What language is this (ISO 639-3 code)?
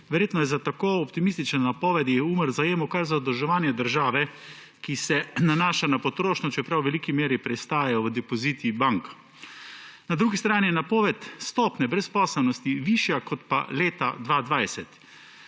slv